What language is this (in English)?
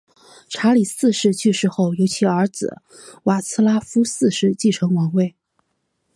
Chinese